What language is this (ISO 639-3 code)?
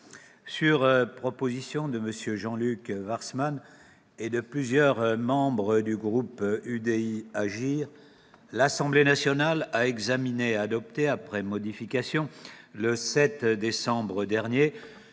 fra